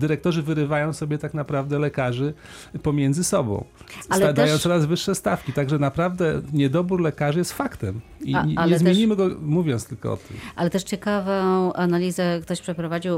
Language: Polish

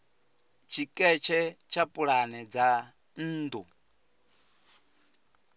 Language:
Venda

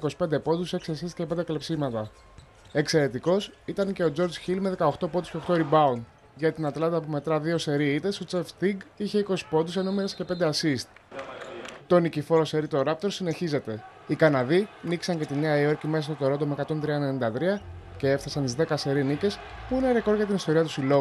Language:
Greek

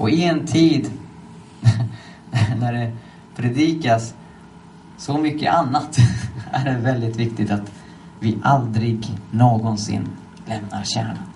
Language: Swedish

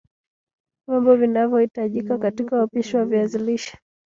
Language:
Swahili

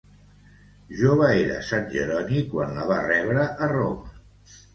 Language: Catalan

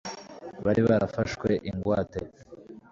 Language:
Kinyarwanda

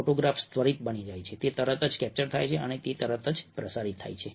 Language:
Gujarati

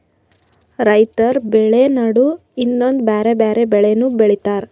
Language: Kannada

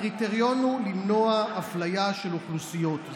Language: Hebrew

